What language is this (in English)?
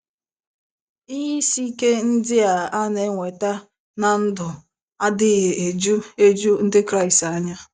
Igbo